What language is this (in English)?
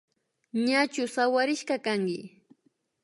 Imbabura Highland Quichua